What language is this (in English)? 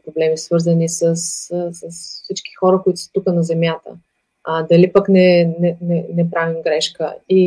Bulgarian